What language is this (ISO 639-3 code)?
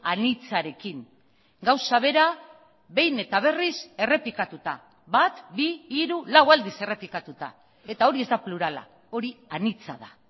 eus